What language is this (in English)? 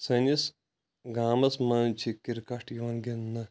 Kashmiri